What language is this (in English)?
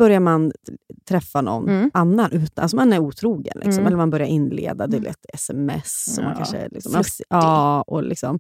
Swedish